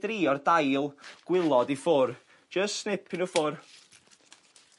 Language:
Welsh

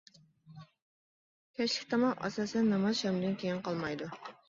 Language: Uyghur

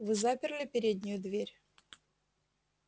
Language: Russian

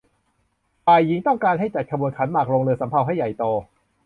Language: Thai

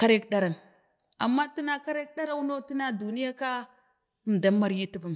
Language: Bade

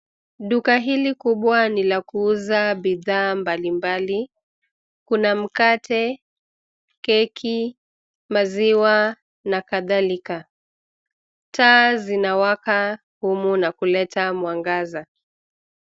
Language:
Swahili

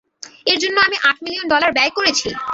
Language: Bangla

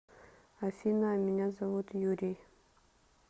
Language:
Russian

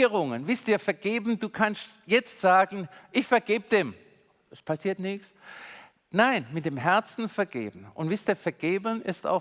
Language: German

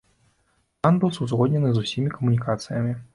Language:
Belarusian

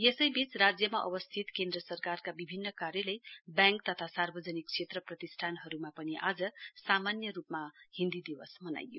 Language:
Nepali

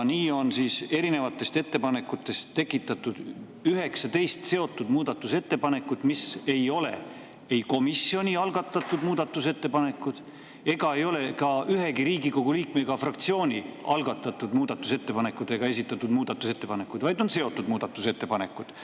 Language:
Estonian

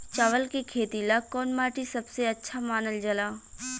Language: Bhojpuri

